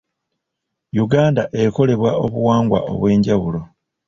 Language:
Ganda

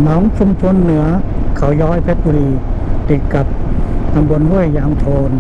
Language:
Thai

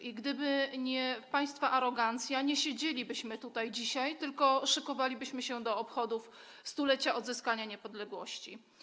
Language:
Polish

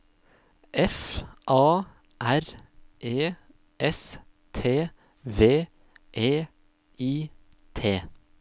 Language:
Norwegian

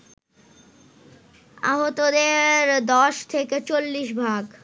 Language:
Bangla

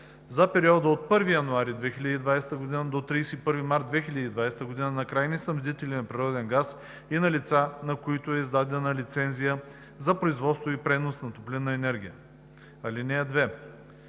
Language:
Bulgarian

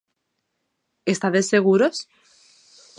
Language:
Galician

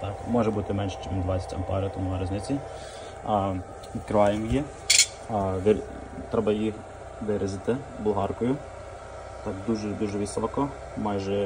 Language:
Ukrainian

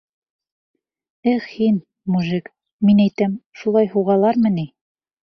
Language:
Bashkir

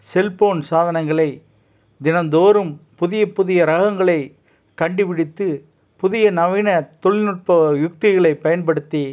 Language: Tamil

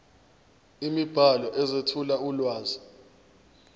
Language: Zulu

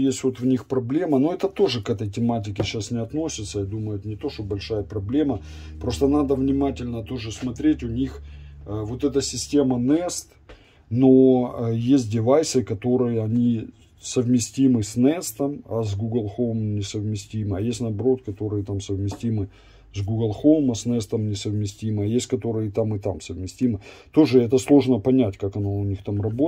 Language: Russian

